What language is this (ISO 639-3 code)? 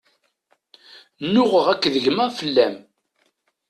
kab